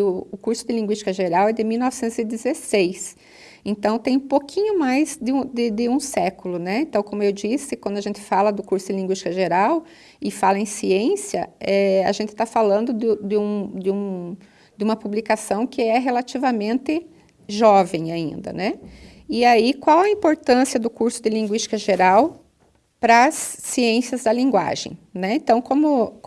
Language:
Portuguese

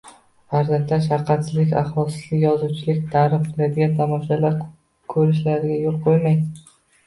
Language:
Uzbek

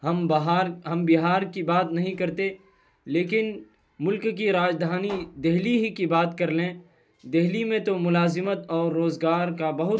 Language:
Urdu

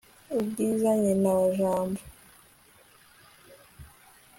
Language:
Kinyarwanda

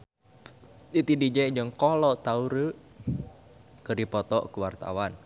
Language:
Sundanese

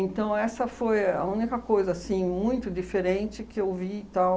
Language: Portuguese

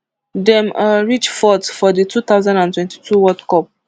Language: Nigerian Pidgin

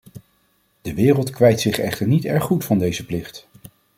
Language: Dutch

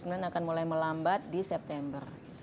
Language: Indonesian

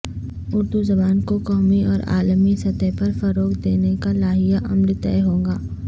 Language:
Urdu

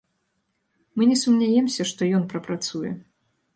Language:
Belarusian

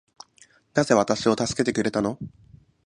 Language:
Japanese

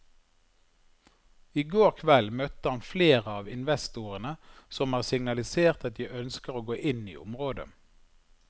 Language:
Norwegian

